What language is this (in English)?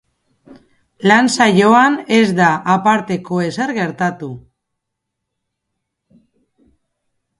Basque